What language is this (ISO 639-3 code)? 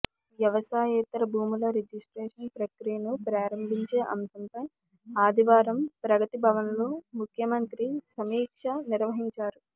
tel